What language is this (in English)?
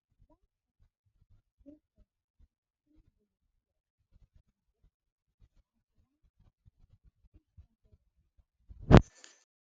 Nigerian Pidgin